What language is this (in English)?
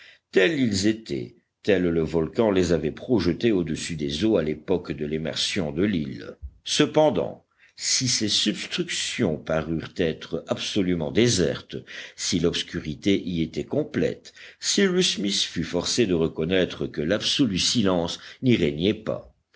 French